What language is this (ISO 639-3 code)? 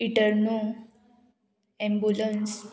kok